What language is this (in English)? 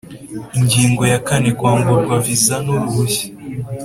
Kinyarwanda